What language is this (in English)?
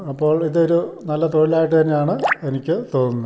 Malayalam